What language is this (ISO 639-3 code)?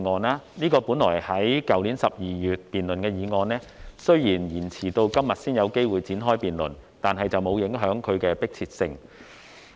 yue